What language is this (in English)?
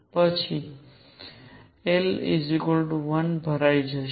Gujarati